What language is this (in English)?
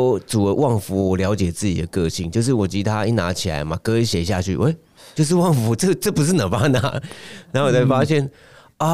Chinese